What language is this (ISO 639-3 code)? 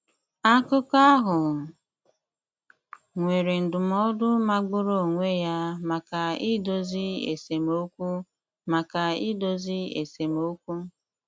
ibo